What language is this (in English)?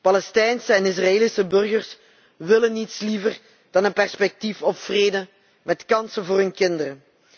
Dutch